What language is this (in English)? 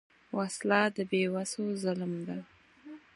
Pashto